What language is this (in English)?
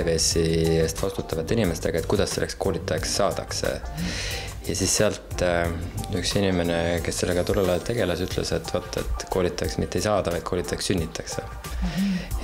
Finnish